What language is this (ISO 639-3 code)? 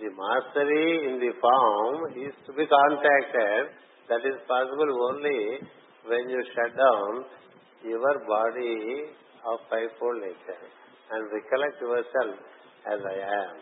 tel